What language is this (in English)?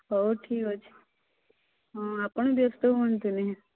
Odia